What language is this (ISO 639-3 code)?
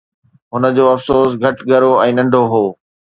snd